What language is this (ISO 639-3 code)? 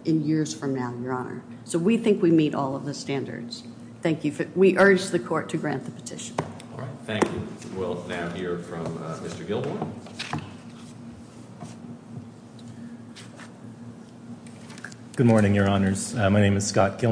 eng